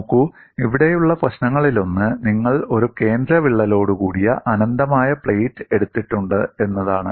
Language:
Malayalam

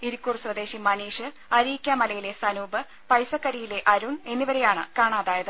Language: Malayalam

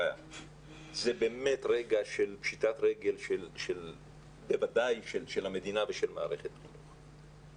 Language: Hebrew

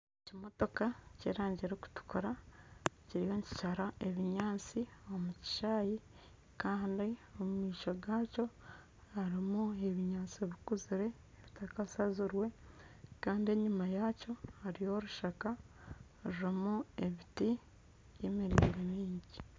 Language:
Nyankole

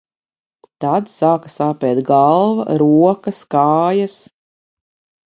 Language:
Latvian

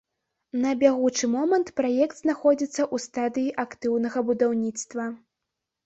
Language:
Belarusian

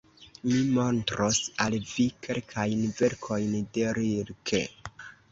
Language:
Esperanto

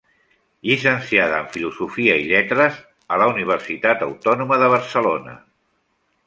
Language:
Catalan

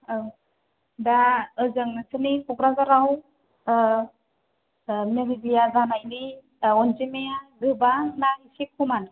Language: Bodo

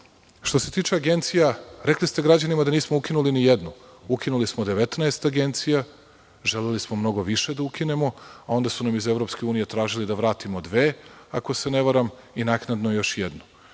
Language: Serbian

